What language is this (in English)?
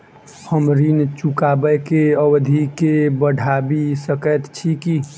Maithili